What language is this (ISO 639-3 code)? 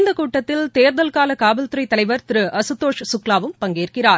tam